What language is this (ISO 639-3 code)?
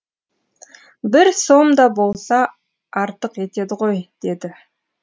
kaz